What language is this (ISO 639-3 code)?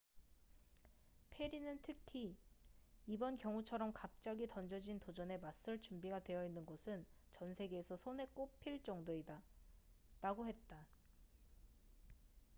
kor